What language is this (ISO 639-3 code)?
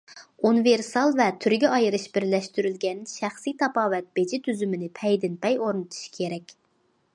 uig